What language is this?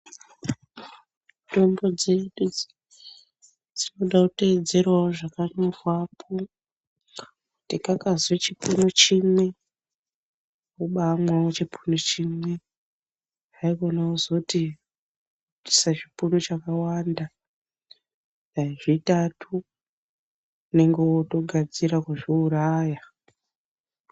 Ndau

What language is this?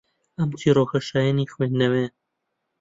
Central Kurdish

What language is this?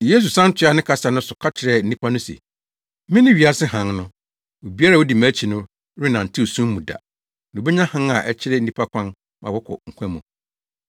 Akan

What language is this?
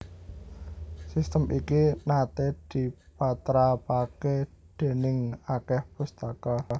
Javanese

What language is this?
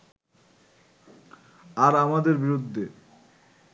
Bangla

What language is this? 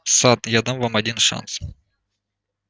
Russian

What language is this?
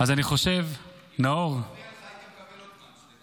Hebrew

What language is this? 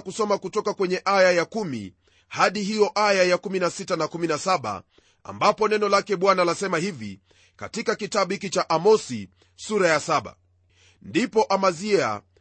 Swahili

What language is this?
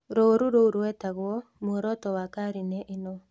Kikuyu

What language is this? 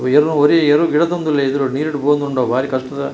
Tulu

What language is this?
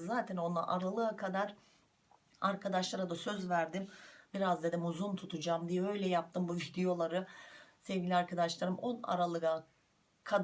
Turkish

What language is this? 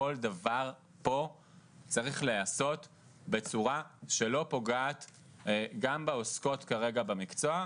Hebrew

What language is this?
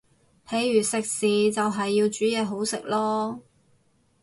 Cantonese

